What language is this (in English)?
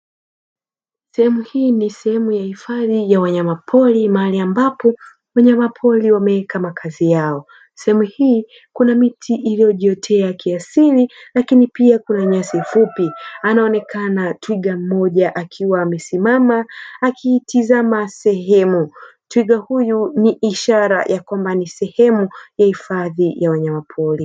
Swahili